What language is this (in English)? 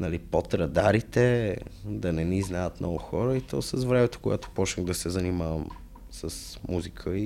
Bulgarian